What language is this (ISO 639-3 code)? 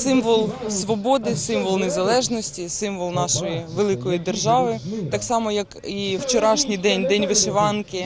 ukr